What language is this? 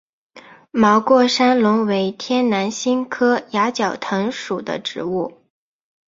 Chinese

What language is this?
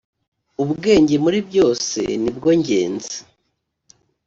Kinyarwanda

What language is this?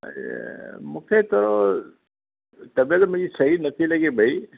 Sindhi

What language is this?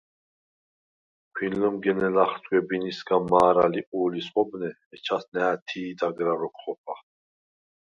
Svan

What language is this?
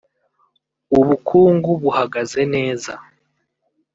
Kinyarwanda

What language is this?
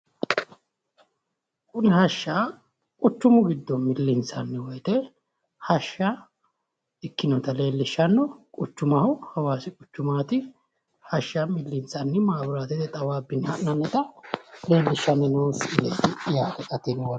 Sidamo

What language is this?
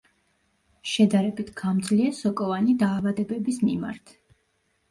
Georgian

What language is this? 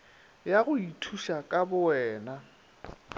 Northern Sotho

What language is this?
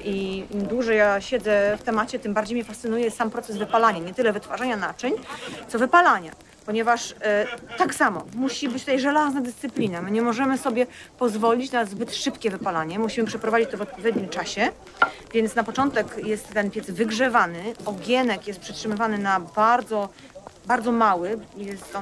Polish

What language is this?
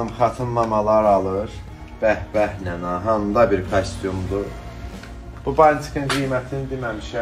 Turkish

